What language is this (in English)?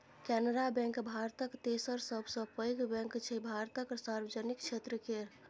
Maithili